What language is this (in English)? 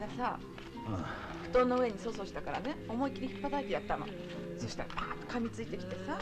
Japanese